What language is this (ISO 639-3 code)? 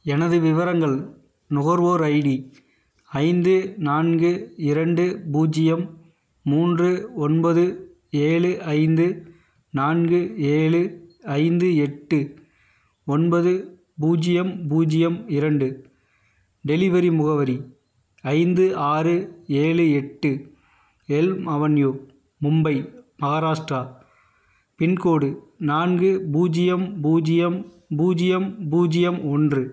tam